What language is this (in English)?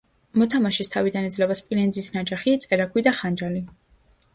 Georgian